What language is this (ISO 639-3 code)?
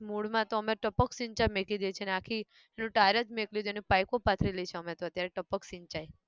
guj